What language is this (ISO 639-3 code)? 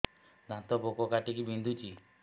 ori